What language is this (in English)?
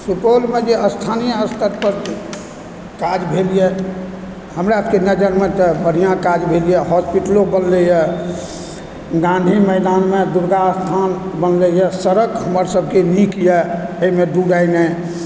Maithili